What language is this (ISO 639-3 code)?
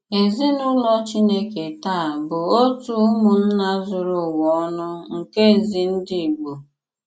ibo